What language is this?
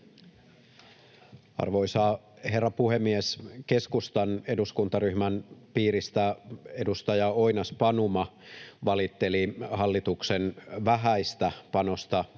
Finnish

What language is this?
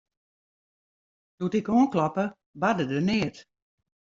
Western Frisian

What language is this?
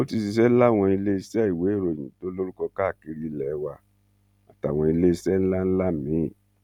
Yoruba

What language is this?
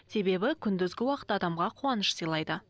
Kazakh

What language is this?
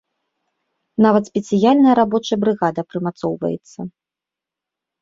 Belarusian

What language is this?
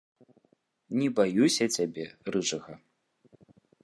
Belarusian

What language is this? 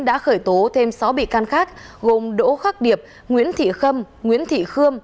Vietnamese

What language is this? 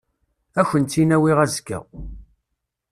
Kabyle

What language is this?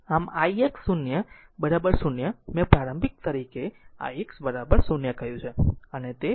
Gujarati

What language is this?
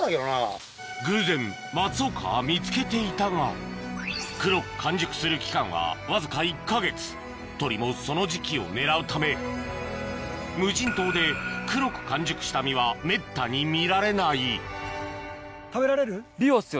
Japanese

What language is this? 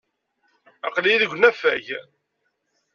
Kabyle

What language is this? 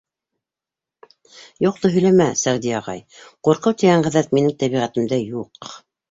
Bashkir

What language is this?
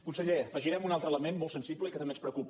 Catalan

